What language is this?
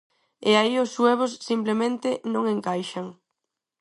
Galician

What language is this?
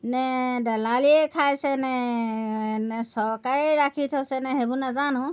Assamese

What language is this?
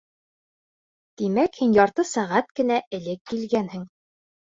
Bashkir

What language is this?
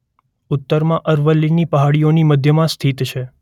Gujarati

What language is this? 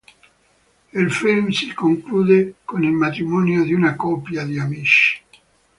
Italian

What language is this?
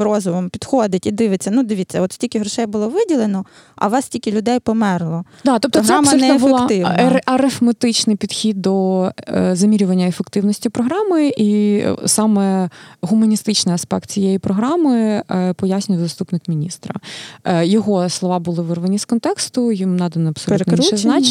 Ukrainian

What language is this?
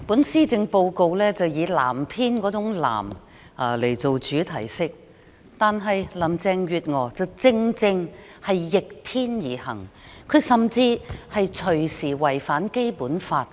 Cantonese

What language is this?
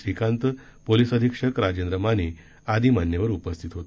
Marathi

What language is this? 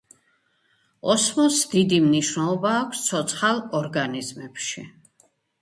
Georgian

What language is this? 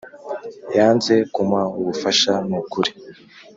Kinyarwanda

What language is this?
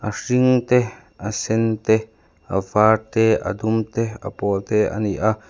Mizo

